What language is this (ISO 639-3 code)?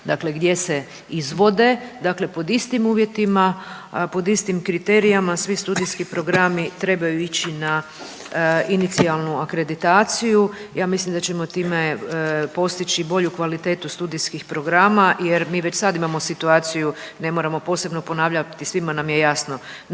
hrv